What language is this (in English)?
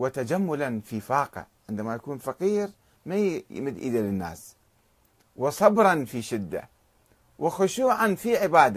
Arabic